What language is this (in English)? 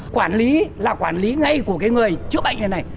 Vietnamese